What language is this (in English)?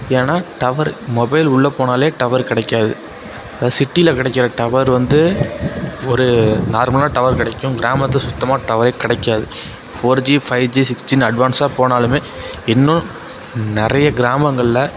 Tamil